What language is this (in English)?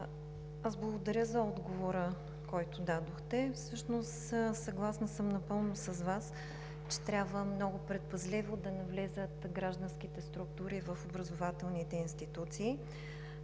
Bulgarian